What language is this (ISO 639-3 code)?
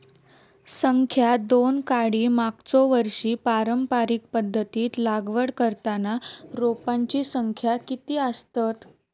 mar